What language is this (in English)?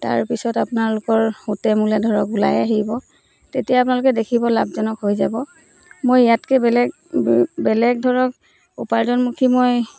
Assamese